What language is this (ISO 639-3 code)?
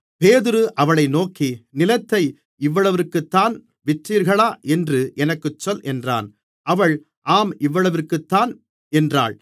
tam